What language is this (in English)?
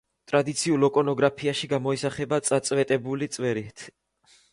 Georgian